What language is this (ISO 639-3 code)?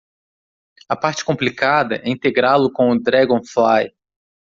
por